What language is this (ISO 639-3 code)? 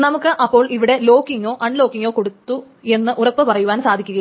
mal